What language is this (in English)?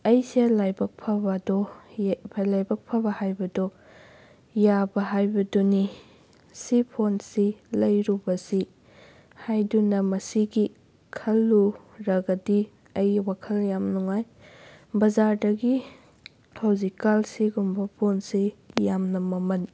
Manipuri